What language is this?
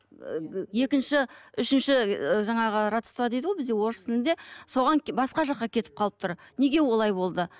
Kazakh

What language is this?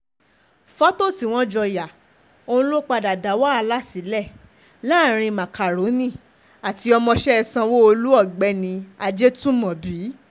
Yoruba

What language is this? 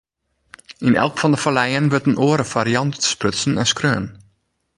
Western Frisian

